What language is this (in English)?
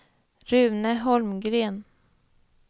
Swedish